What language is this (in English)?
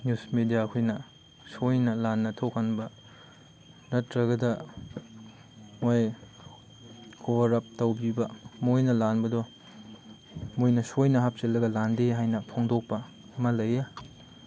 Manipuri